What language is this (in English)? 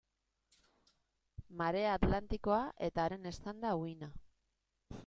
Basque